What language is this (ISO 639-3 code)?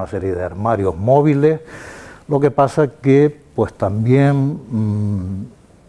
spa